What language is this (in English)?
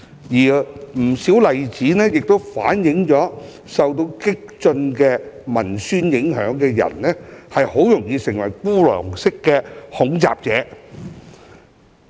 Cantonese